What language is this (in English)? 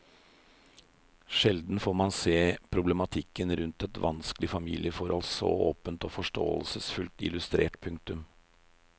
Norwegian